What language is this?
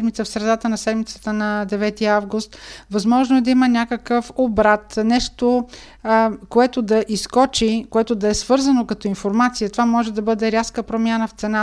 Bulgarian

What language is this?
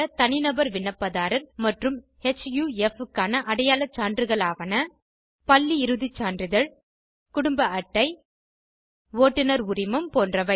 Tamil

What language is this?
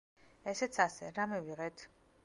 Georgian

